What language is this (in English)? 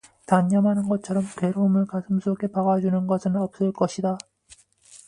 Korean